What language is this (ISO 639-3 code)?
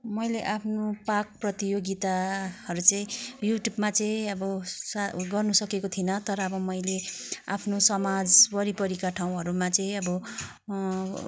nep